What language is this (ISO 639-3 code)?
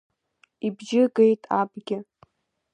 abk